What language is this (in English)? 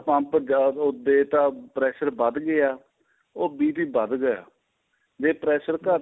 Punjabi